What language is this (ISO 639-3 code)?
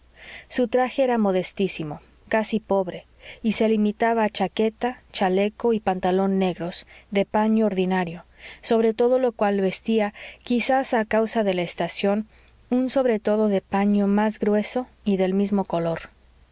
spa